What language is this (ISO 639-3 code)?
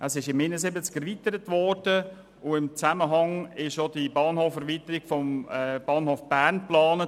gsw